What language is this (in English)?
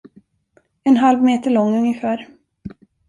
Swedish